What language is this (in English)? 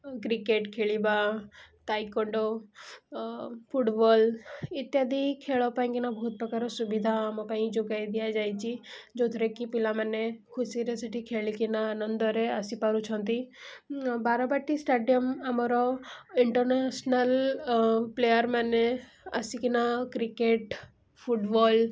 Odia